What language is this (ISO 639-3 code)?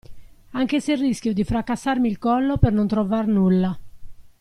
ita